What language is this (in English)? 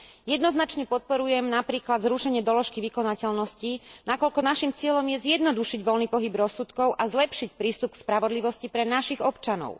Slovak